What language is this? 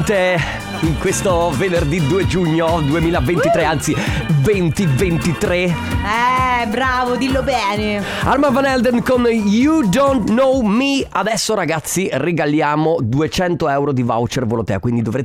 Italian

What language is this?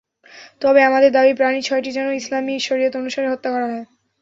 Bangla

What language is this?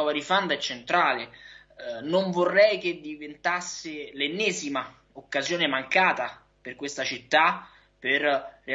Italian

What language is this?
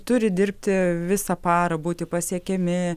Lithuanian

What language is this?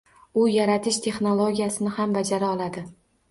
Uzbek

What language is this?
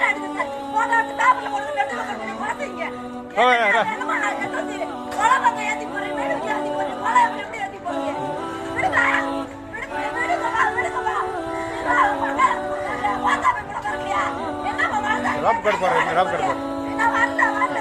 Indonesian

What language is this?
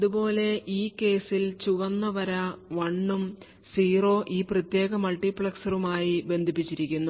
Malayalam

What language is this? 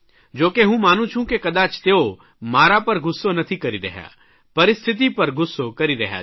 Gujarati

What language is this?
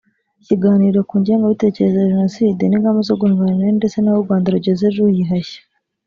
Kinyarwanda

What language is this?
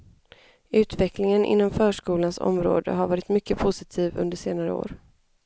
Swedish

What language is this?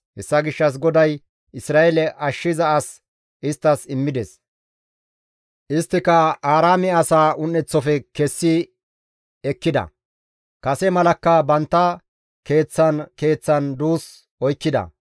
Gamo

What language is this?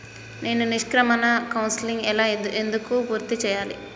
Telugu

